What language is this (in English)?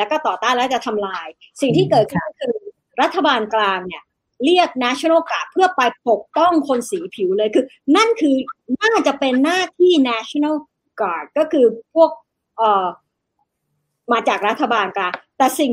Thai